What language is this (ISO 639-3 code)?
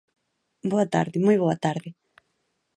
glg